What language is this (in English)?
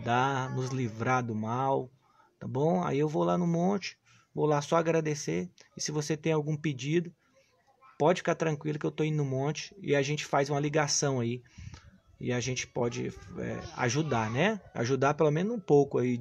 Portuguese